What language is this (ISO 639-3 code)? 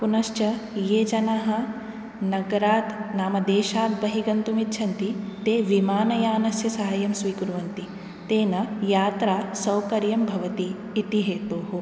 san